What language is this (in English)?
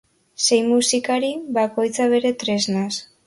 Basque